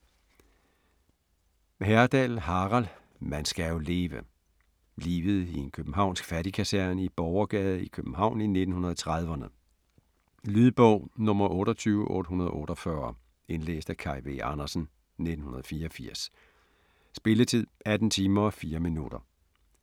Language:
Danish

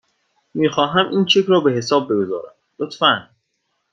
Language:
Persian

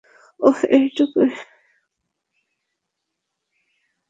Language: Bangla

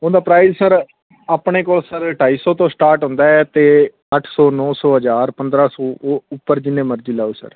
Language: Punjabi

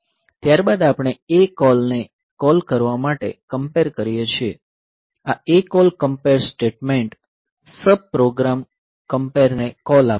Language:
Gujarati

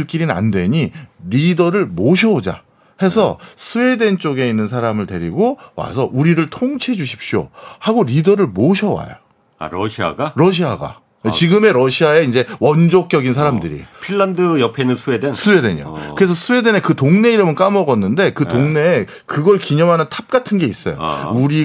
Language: Korean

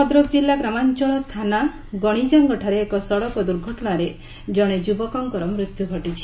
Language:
Odia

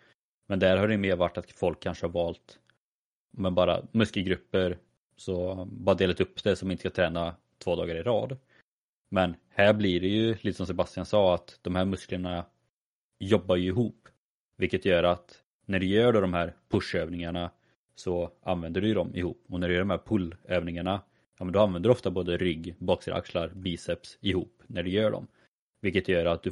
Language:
Swedish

